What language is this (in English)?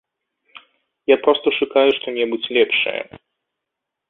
Belarusian